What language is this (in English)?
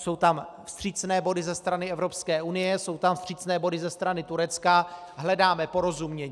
Czech